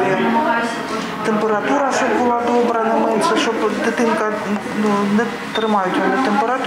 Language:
Ukrainian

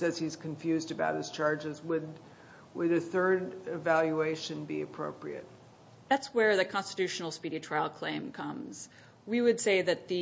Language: English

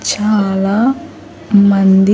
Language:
Telugu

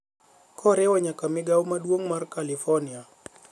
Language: Luo (Kenya and Tanzania)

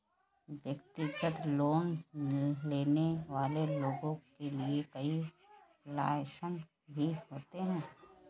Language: Hindi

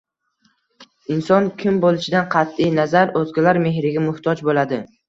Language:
Uzbek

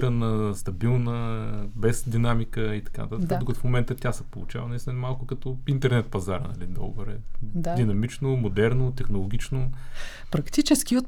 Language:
Bulgarian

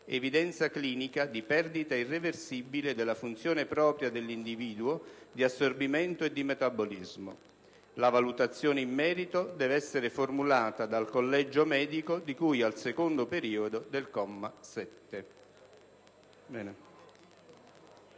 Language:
Italian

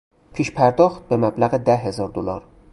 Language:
Persian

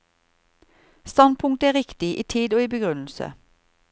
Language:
Norwegian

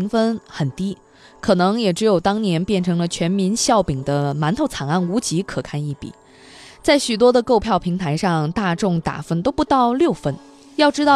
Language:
Chinese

